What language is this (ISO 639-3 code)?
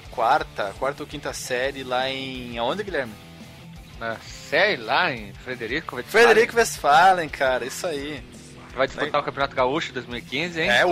por